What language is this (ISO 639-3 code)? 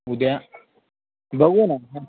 mar